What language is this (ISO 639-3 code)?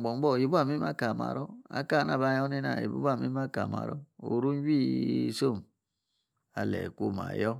ekr